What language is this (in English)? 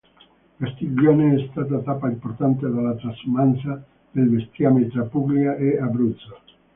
Italian